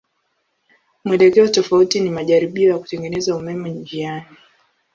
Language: Swahili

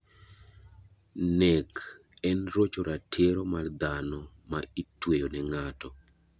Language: Luo (Kenya and Tanzania)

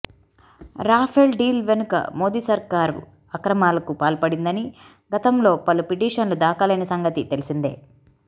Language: Telugu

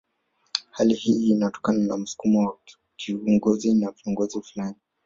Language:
Swahili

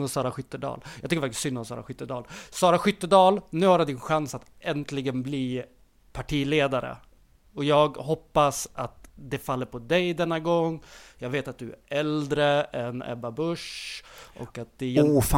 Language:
Swedish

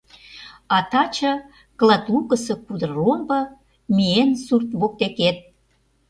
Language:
Mari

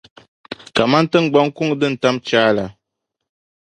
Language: Dagbani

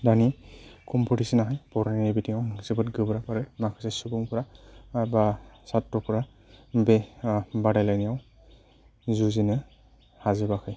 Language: Bodo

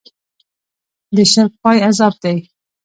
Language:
Pashto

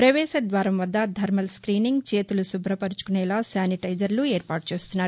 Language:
Telugu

